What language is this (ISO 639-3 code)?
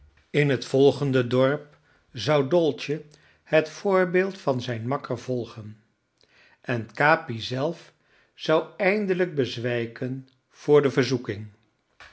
nld